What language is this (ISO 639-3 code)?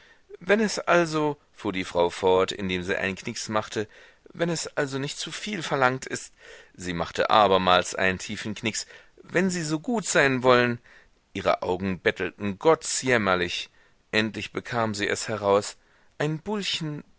deu